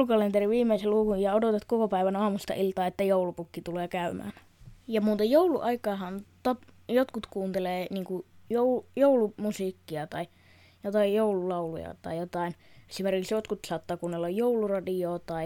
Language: Finnish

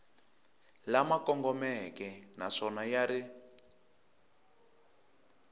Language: Tsonga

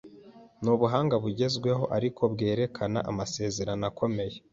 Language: Kinyarwanda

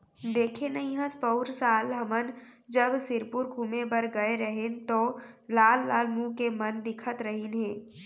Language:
Chhattisgarhi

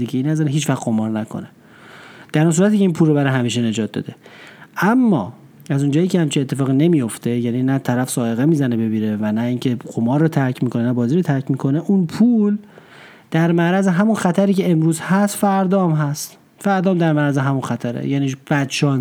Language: Persian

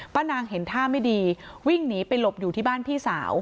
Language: Thai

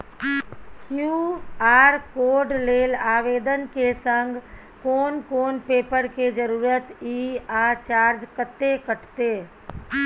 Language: Maithili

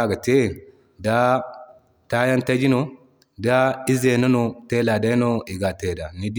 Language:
Zarma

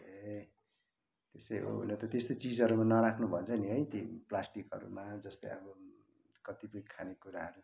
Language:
Nepali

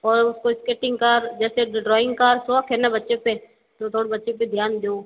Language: Hindi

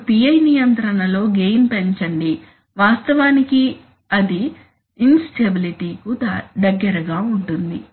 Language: Telugu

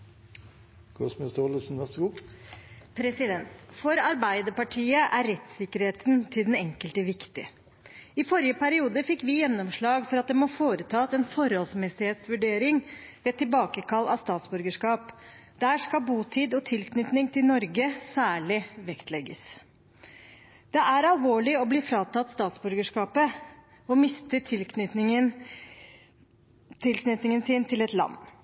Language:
Norwegian Bokmål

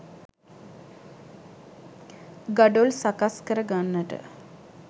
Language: Sinhala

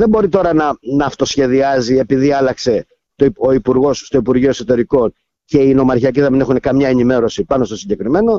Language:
Greek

